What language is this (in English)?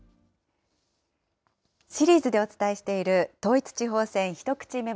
Japanese